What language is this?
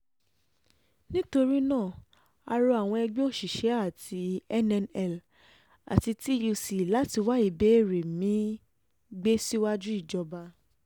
Yoruba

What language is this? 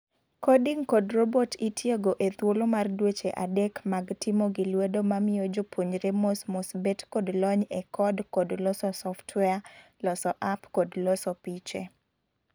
Luo (Kenya and Tanzania)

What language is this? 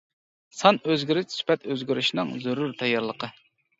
Uyghur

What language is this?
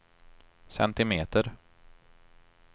Swedish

